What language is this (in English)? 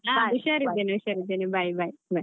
Kannada